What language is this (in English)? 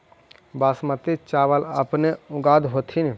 Magahi